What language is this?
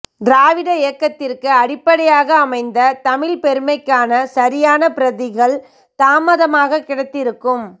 Tamil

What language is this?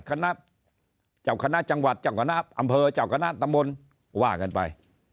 Thai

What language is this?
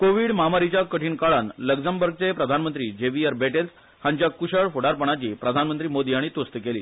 Konkani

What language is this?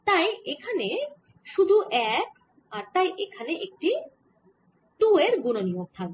Bangla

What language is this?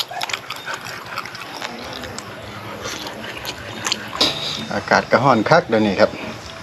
Thai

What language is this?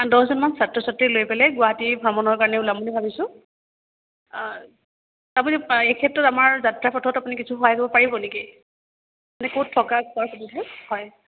Assamese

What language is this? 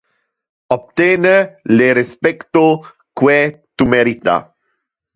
Interlingua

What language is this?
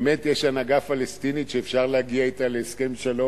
Hebrew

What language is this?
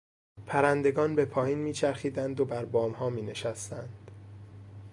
Persian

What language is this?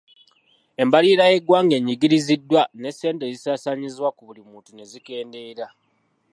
Ganda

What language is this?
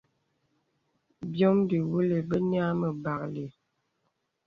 Bebele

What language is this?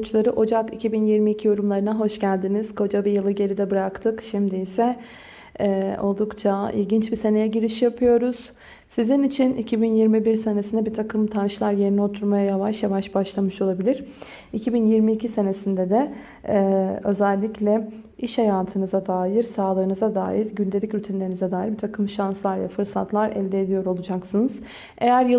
Turkish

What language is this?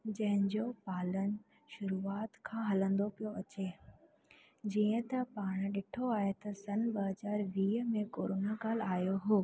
Sindhi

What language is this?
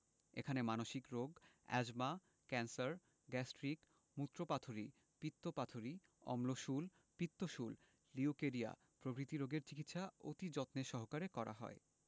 Bangla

